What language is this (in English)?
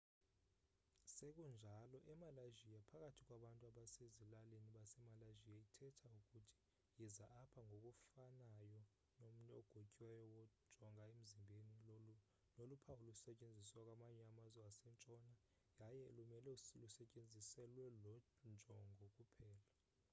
Xhosa